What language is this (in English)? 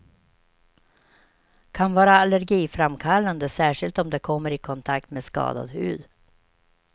Swedish